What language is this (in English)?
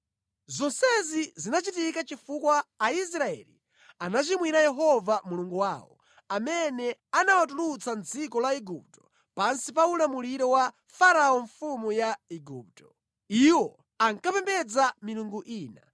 Nyanja